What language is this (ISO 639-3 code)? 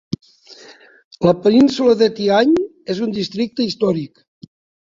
cat